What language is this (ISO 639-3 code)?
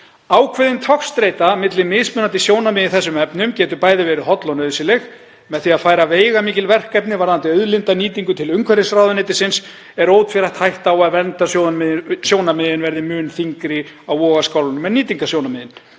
isl